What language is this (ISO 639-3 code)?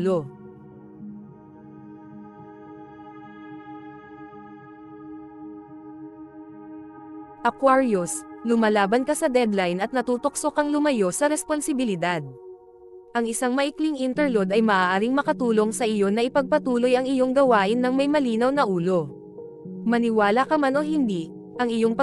fil